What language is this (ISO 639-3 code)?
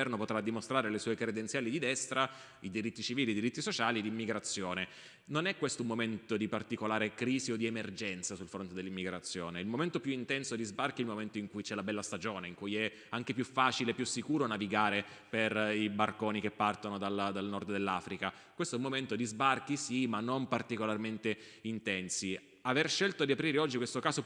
ita